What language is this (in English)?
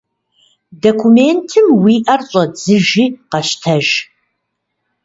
Kabardian